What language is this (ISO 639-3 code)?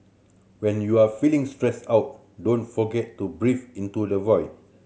eng